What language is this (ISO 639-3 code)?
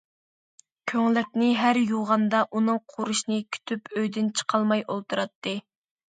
uig